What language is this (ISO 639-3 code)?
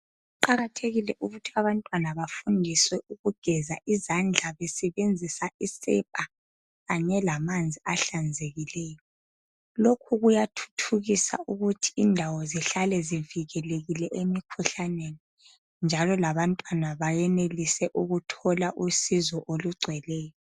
nde